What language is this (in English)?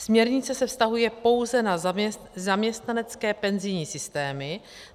Czech